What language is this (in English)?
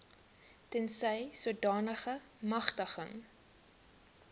Afrikaans